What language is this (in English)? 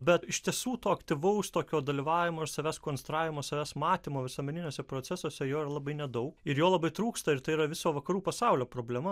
Lithuanian